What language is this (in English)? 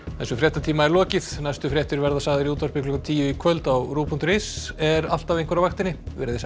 Icelandic